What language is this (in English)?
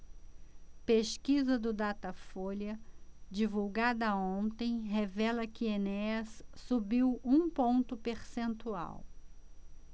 Portuguese